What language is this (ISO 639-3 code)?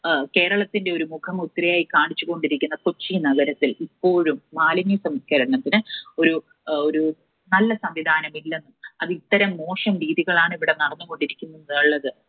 mal